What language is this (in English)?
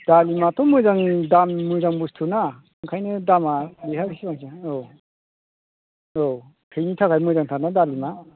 Bodo